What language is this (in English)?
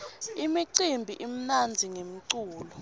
Swati